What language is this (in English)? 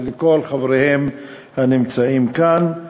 Hebrew